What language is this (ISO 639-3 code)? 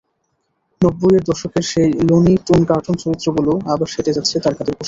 ben